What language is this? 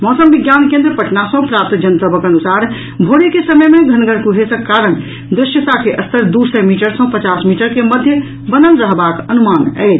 Maithili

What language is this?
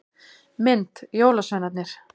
Icelandic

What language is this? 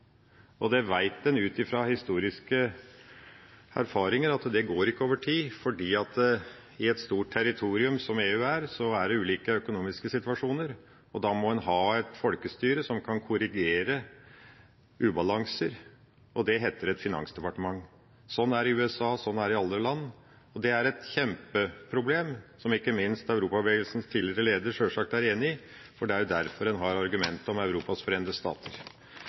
Norwegian Bokmål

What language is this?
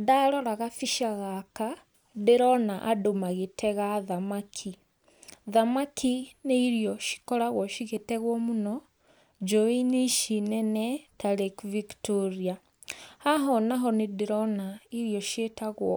Kikuyu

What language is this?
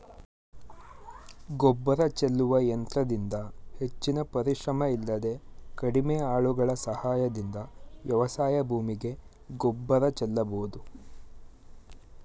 Kannada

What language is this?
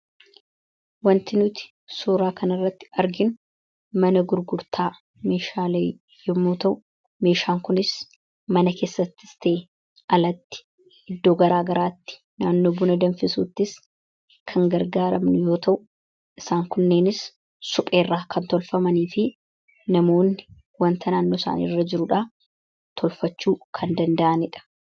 Oromo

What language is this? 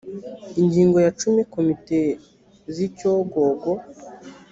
Kinyarwanda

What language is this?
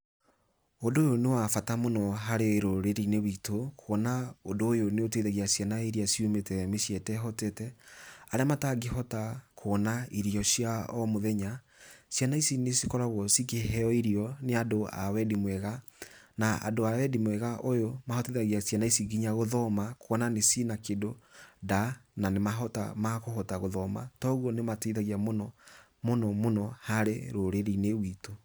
Kikuyu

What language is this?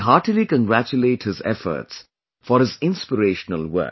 English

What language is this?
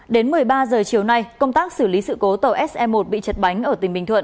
Vietnamese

